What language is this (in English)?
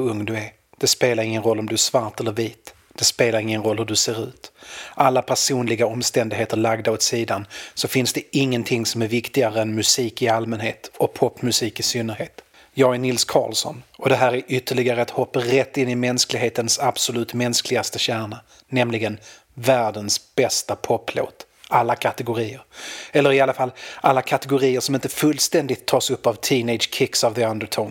Swedish